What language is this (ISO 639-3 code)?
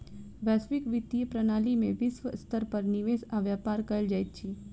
mai